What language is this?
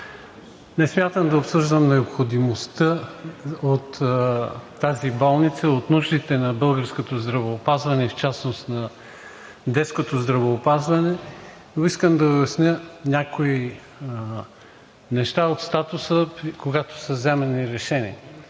Bulgarian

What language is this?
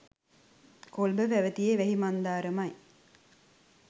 Sinhala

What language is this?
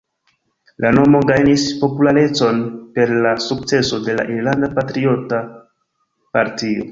Esperanto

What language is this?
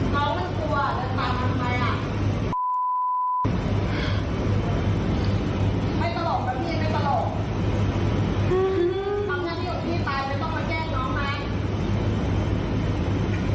Thai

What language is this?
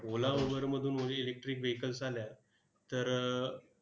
Marathi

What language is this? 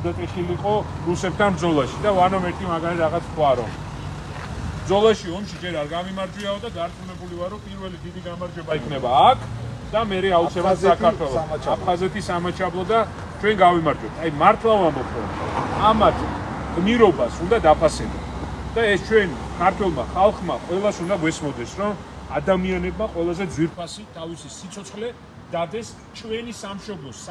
Romanian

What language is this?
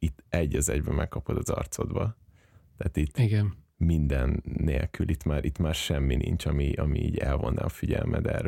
Hungarian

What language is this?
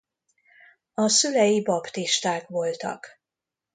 Hungarian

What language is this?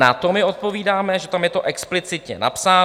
Czech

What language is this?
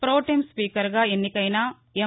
Telugu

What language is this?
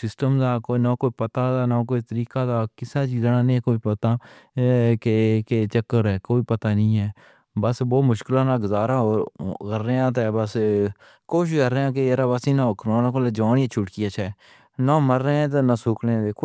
Pahari-Potwari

